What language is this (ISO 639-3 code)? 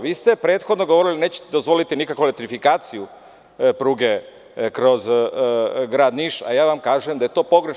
srp